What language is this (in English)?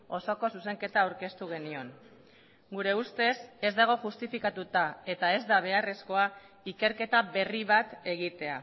Basque